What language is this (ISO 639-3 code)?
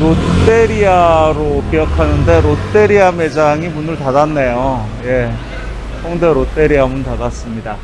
kor